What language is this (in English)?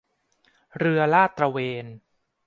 Thai